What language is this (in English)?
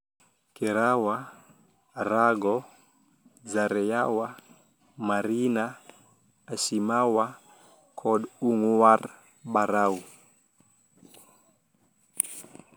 Luo (Kenya and Tanzania)